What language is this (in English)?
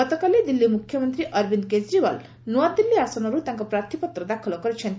Odia